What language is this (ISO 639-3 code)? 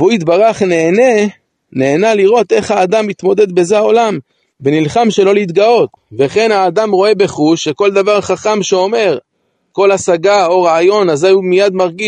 heb